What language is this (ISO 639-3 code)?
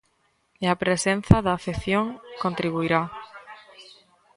glg